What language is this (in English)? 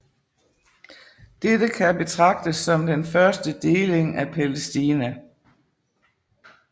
Danish